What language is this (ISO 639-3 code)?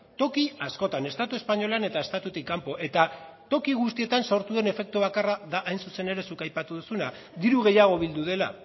eus